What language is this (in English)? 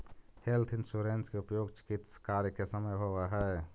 Magahi